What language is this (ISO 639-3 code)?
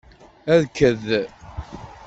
kab